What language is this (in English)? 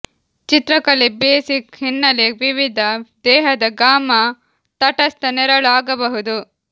Kannada